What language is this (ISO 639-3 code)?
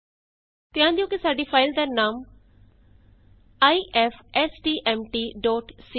pan